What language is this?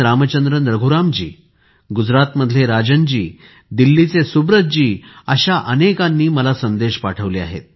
Marathi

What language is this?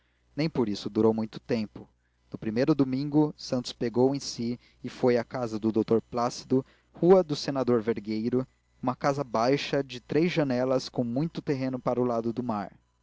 Portuguese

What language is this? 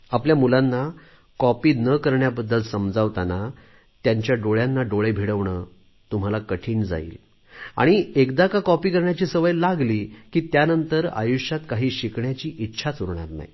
Marathi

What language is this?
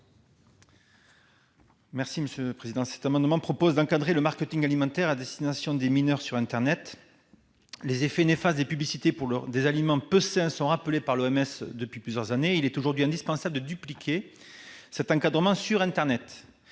French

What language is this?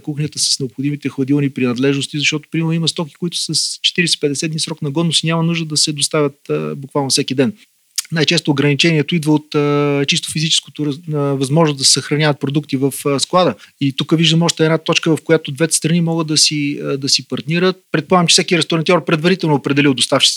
Bulgarian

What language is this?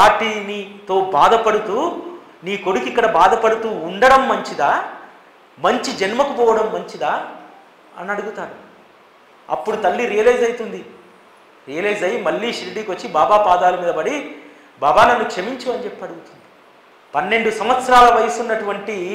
Telugu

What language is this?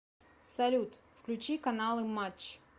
Russian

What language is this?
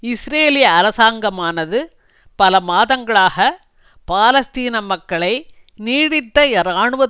Tamil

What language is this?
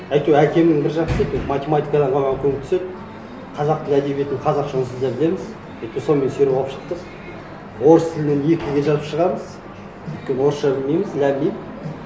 Kazakh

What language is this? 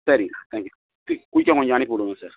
Tamil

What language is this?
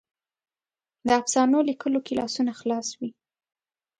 Pashto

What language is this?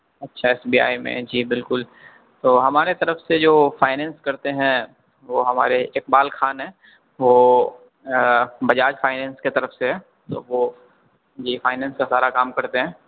Urdu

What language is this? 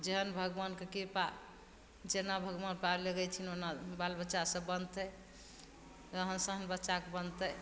Maithili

